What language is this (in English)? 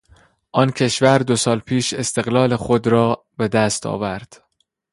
Persian